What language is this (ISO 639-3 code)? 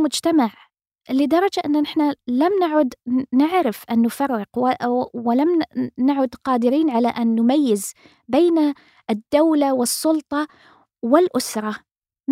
ara